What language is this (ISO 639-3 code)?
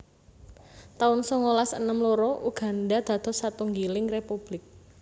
jav